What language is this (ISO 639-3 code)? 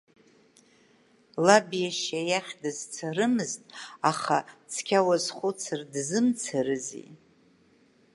abk